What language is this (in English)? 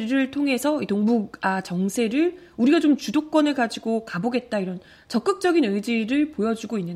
Korean